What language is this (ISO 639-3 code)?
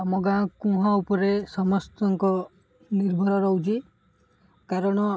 ori